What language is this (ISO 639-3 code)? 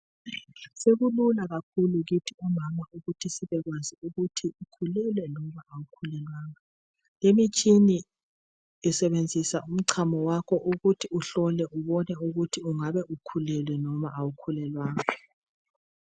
nde